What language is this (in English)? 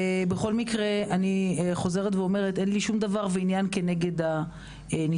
Hebrew